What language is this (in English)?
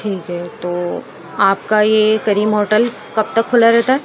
Urdu